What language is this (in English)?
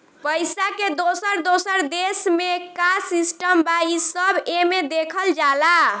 Bhojpuri